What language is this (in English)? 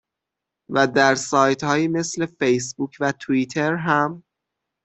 Persian